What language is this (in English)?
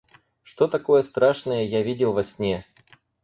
Russian